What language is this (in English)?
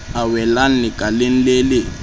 Southern Sotho